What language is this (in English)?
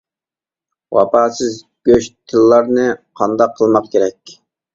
Uyghur